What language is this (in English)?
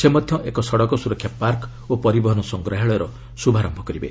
Odia